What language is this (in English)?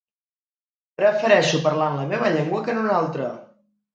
Catalan